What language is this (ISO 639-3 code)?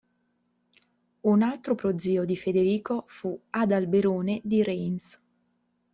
ita